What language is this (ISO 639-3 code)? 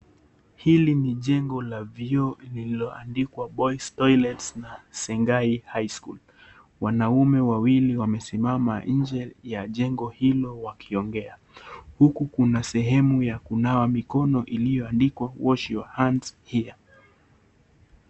swa